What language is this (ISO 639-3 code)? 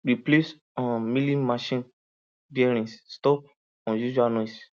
pcm